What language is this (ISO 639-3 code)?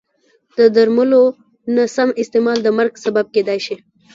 pus